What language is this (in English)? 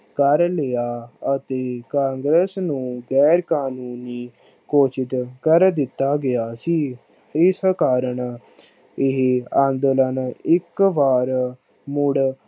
Punjabi